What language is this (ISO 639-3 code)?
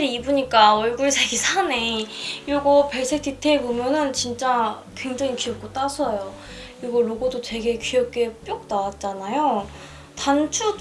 kor